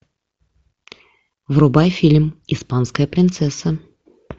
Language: Russian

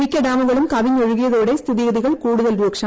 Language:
Malayalam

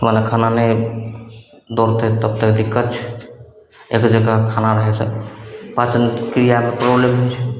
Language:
Maithili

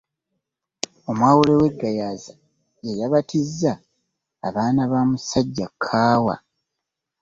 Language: Ganda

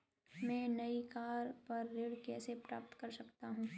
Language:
Hindi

